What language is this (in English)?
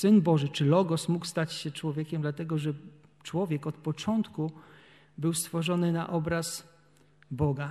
Polish